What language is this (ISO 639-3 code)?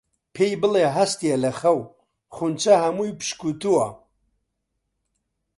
ckb